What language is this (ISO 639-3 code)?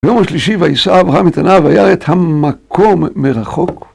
heb